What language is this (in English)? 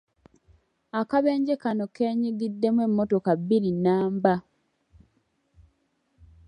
Ganda